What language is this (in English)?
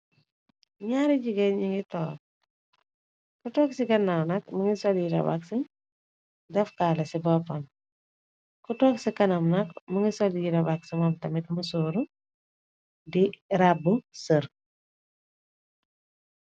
Wolof